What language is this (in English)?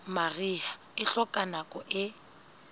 Southern Sotho